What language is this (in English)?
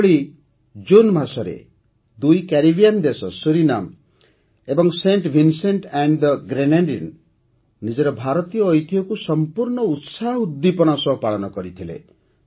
Odia